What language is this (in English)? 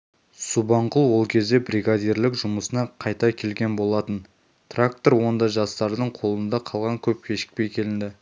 Kazakh